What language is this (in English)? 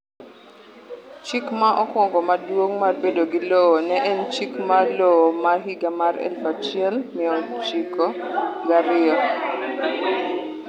Luo (Kenya and Tanzania)